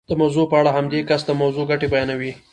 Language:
Pashto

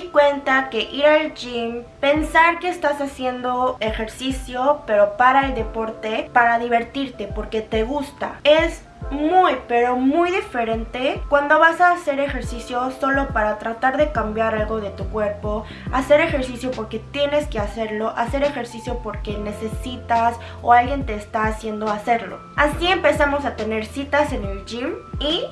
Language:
Spanish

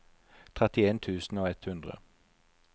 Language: Norwegian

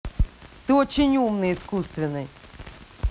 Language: Russian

